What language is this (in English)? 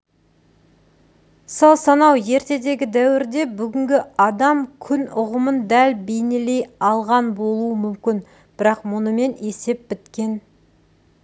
Kazakh